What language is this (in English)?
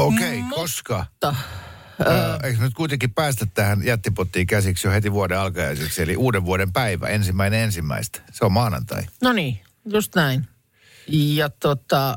Finnish